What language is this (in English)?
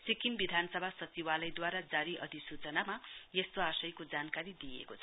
Nepali